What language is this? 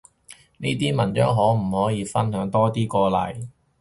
Cantonese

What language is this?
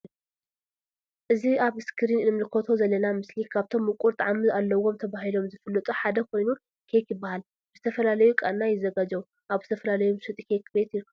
Tigrinya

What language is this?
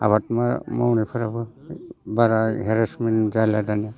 Bodo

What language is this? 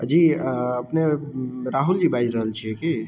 Maithili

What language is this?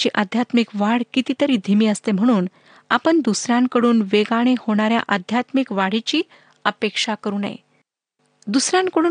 Marathi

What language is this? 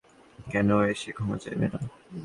Bangla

